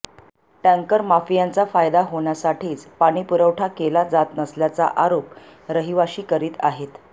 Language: Marathi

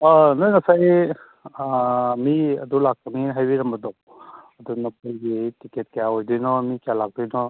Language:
Manipuri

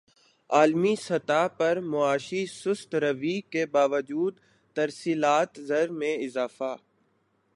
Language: Urdu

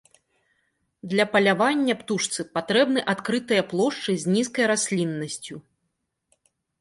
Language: Belarusian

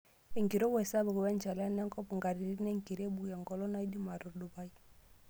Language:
Masai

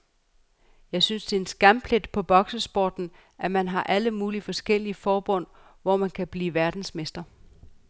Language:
Danish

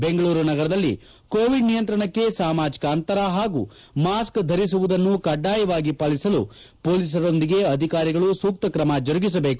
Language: Kannada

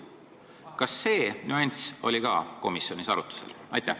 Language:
Estonian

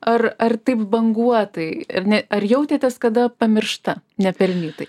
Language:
Lithuanian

